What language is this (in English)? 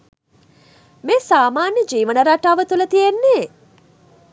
Sinhala